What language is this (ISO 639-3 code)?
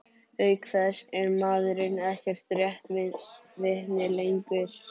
isl